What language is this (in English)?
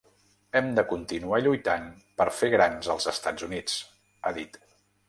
Catalan